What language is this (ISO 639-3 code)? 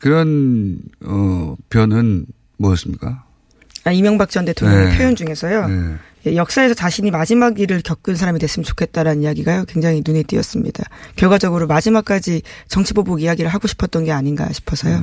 kor